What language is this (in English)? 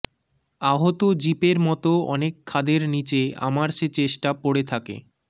Bangla